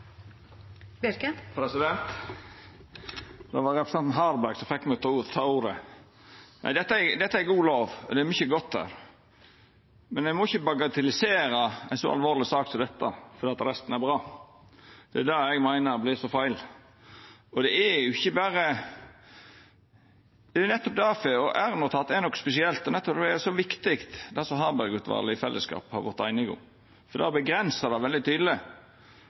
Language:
Norwegian Nynorsk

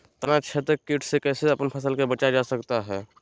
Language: Magahi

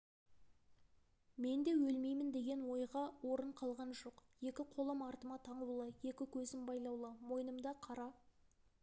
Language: Kazakh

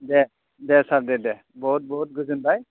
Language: Bodo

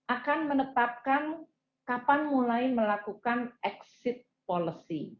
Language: Indonesian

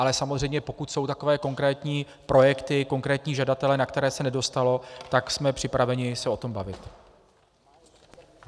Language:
Czech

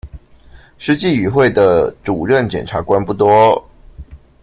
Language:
Chinese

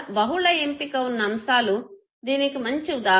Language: Telugu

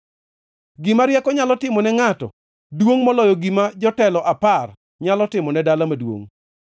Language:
Luo (Kenya and Tanzania)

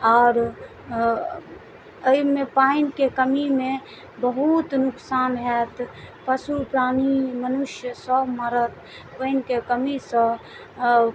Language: Maithili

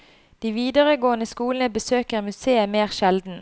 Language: Norwegian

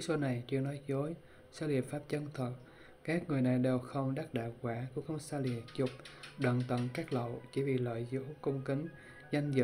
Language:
Vietnamese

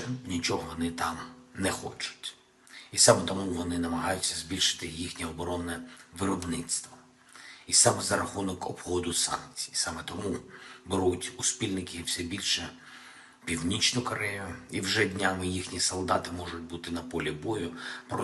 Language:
Ukrainian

